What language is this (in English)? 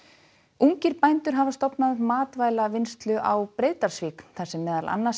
Icelandic